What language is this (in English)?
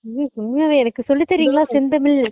Tamil